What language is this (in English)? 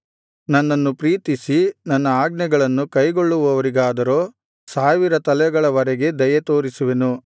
Kannada